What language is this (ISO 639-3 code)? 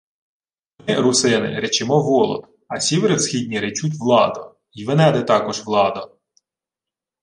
ukr